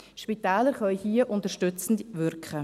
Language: Swiss German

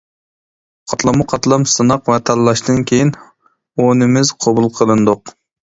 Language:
Uyghur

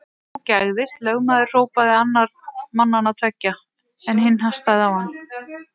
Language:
Icelandic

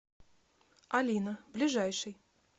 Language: Russian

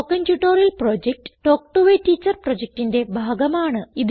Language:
Malayalam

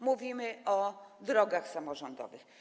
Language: Polish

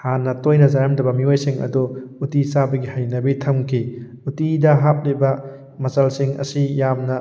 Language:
Manipuri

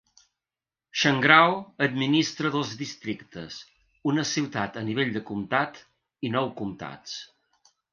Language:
Catalan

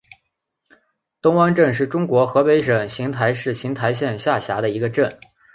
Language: Chinese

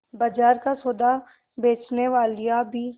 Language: Hindi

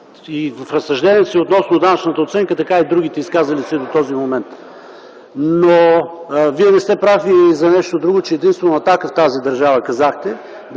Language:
Bulgarian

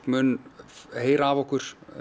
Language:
Icelandic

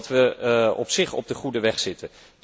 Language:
Dutch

